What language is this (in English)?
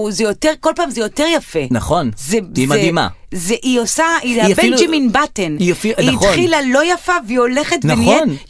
Hebrew